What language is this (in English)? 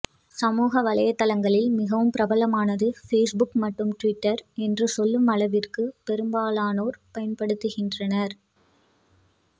Tamil